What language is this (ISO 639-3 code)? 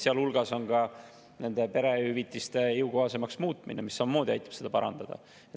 est